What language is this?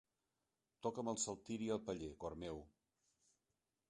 Catalan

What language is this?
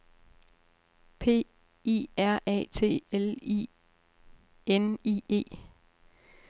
Danish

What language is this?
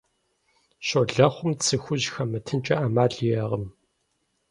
Kabardian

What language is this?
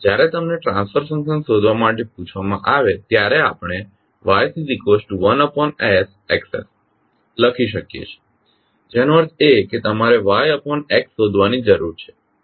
Gujarati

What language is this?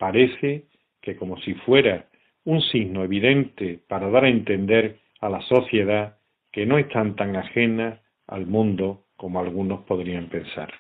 Spanish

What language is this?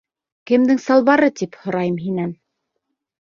Bashkir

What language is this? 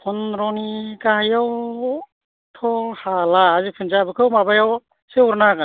Bodo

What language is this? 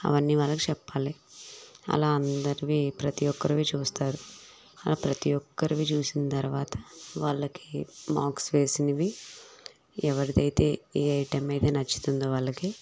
Telugu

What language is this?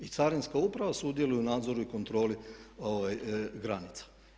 Croatian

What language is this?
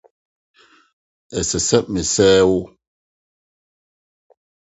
Akan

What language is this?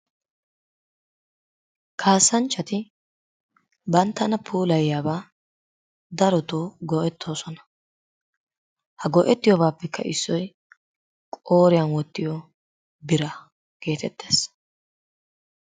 Wolaytta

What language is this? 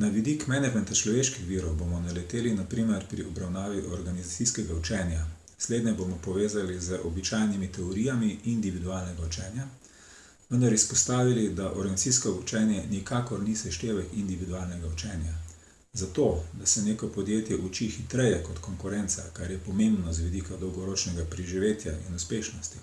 Slovenian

